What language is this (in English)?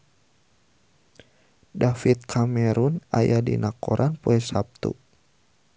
Sundanese